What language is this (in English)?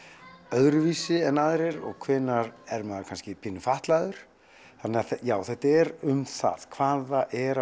Icelandic